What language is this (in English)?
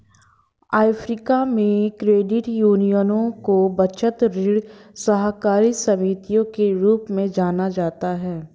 Hindi